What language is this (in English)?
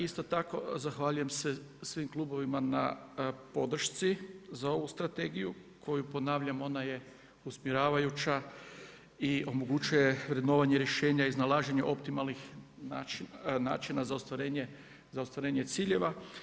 Croatian